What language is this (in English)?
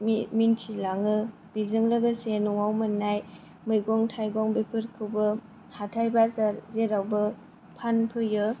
Bodo